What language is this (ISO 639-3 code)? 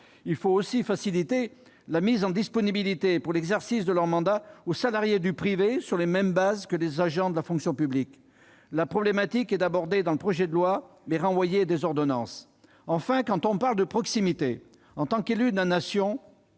fra